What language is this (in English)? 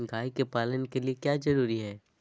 Magahi